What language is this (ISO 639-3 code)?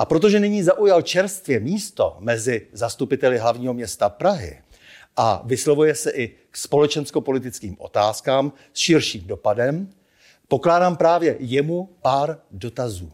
ces